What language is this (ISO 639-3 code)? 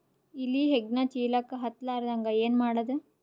kan